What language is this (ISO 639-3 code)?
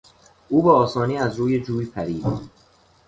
fas